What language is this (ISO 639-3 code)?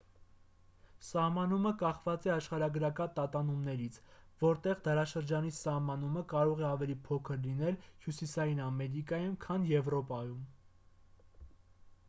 hye